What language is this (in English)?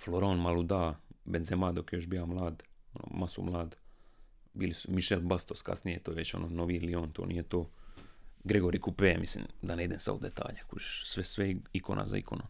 Croatian